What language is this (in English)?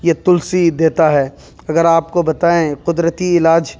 Urdu